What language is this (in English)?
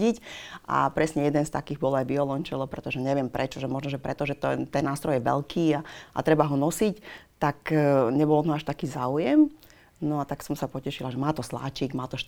Slovak